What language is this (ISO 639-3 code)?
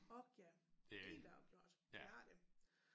dan